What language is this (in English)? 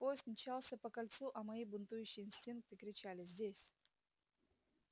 Russian